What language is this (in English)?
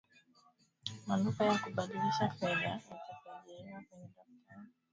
Swahili